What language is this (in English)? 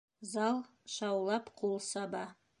Bashkir